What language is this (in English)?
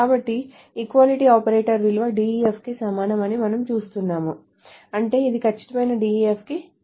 Telugu